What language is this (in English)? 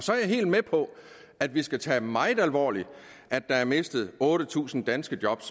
Danish